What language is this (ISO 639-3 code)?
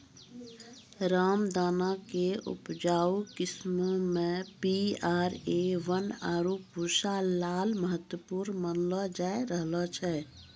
mai